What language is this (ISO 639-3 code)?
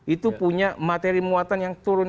ind